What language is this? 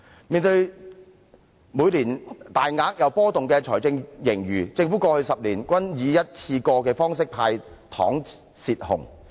Cantonese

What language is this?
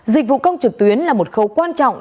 Vietnamese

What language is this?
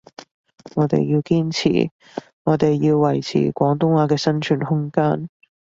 Cantonese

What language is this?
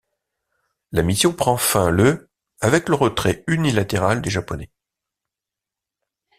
French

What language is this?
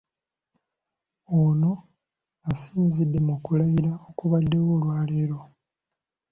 Ganda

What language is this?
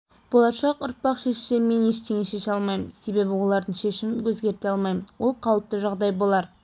Kazakh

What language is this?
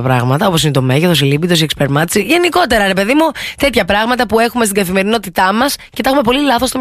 Greek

